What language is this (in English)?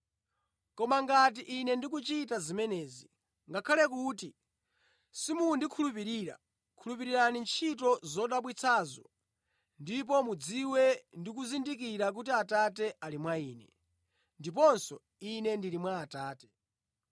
Nyanja